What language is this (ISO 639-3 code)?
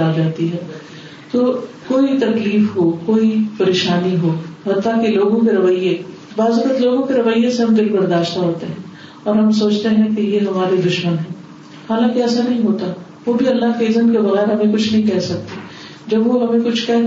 urd